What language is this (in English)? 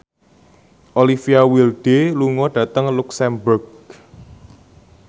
Javanese